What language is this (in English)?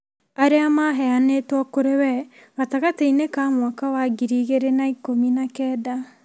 Kikuyu